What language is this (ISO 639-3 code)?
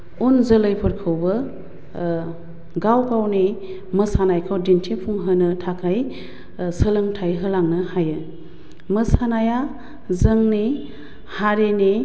brx